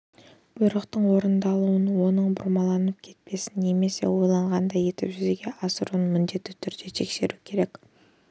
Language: Kazakh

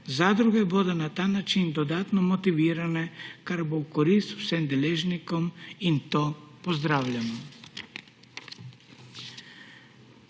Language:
Slovenian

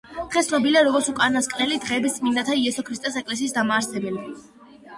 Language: Georgian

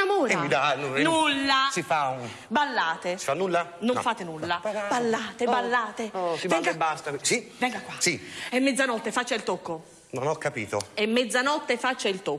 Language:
Italian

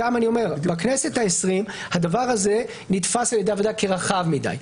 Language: Hebrew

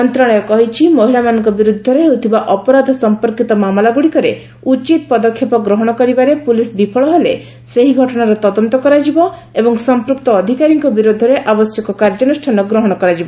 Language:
Odia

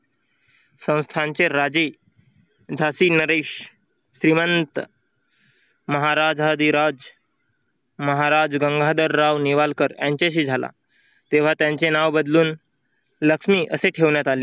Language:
Marathi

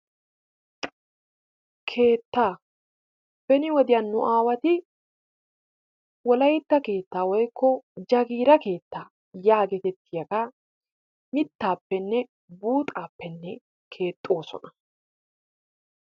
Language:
Wolaytta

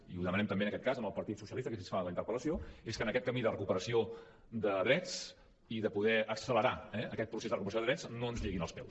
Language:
Catalan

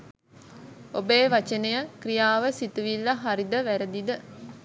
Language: Sinhala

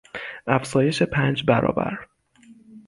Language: Persian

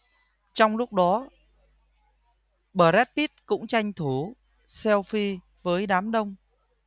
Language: Vietnamese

